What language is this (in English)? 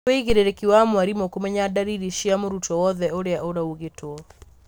Kikuyu